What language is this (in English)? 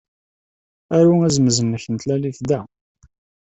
Kabyle